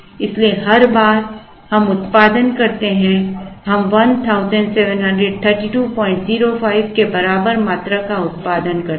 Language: Hindi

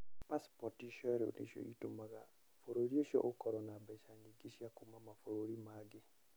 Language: Kikuyu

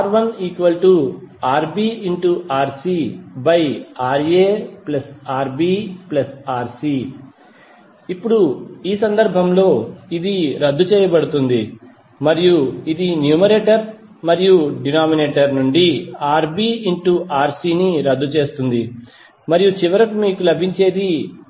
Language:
Telugu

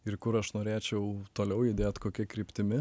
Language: Lithuanian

